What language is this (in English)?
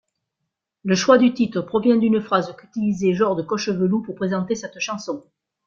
French